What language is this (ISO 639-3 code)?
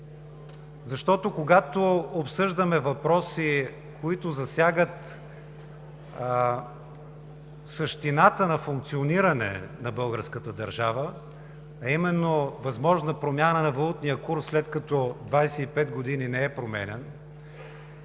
bul